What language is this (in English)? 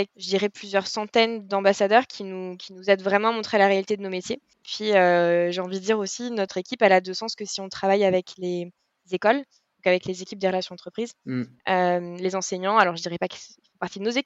French